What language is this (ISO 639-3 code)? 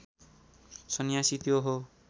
nep